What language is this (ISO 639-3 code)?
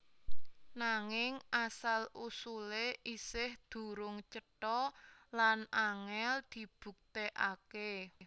jav